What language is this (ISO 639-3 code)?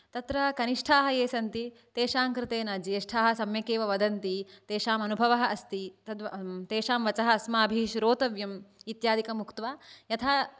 san